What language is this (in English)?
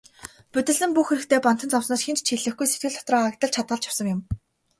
Mongolian